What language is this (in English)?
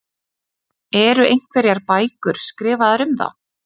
Icelandic